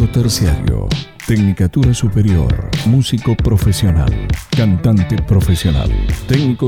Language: Spanish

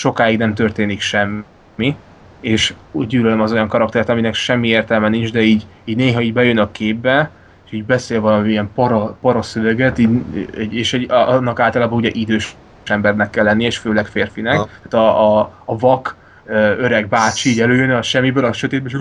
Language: Hungarian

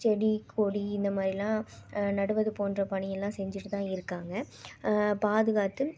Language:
Tamil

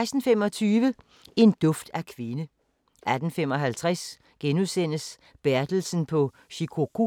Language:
Danish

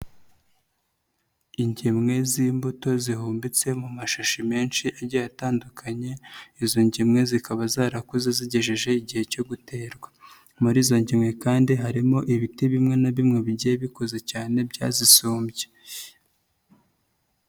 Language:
Kinyarwanda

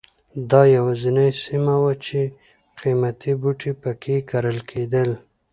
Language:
Pashto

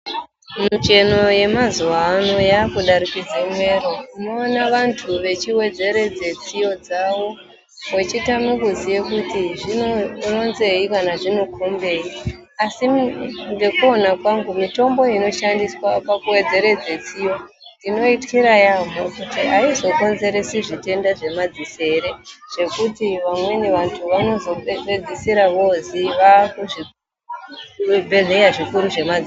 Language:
Ndau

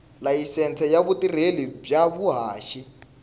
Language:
Tsonga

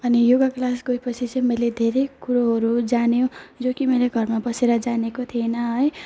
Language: Nepali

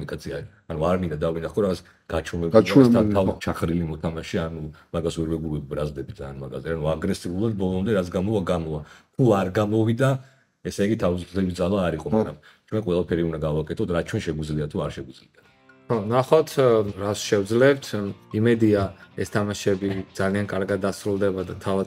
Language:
Romanian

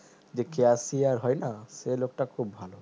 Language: Bangla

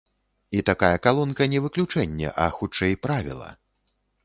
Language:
Belarusian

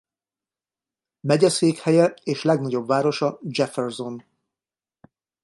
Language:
Hungarian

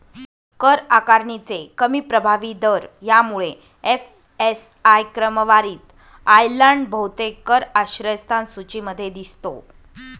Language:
Marathi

